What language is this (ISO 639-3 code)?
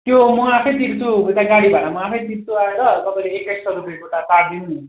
nep